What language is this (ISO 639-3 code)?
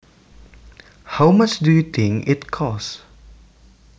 jav